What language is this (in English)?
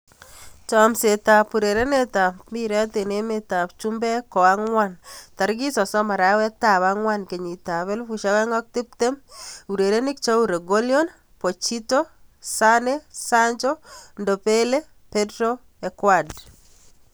Kalenjin